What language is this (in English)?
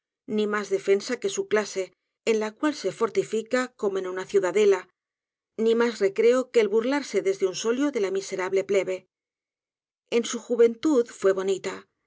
Spanish